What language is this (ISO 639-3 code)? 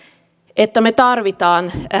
fin